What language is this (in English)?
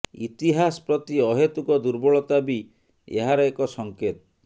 Odia